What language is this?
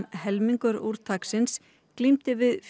Icelandic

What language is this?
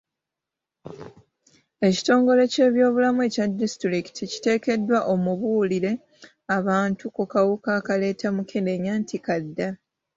Ganda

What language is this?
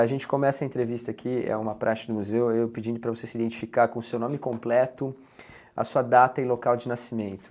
Portuguese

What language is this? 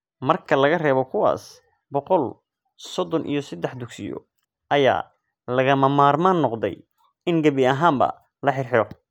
Somali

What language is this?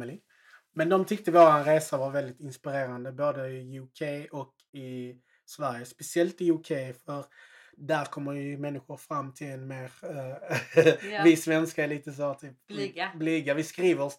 Swedish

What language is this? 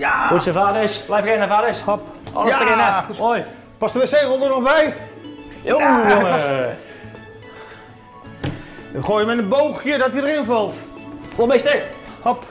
Dutch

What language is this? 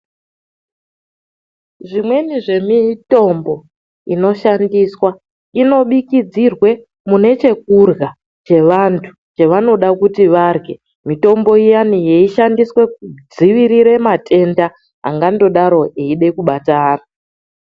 Ndau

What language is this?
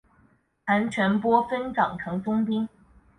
Chinese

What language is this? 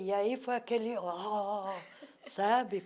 Portuguese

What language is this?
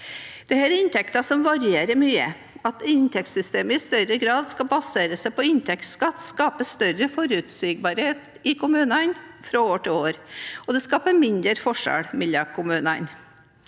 Norwegian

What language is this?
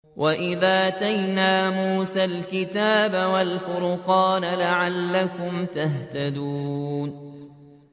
Arabic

